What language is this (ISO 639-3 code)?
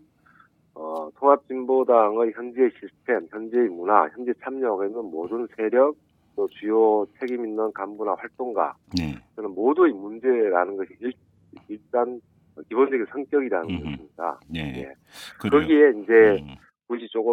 kor